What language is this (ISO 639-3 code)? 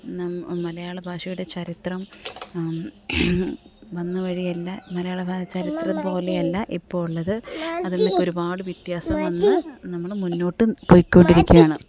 mal